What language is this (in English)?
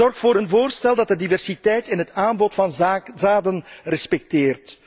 Dutch